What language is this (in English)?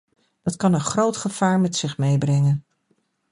Dutch